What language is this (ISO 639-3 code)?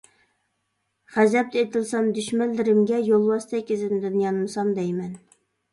uig